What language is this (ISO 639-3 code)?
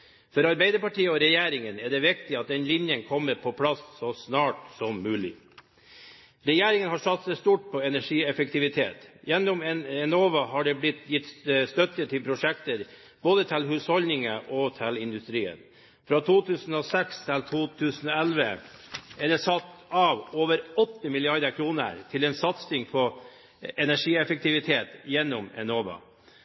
nob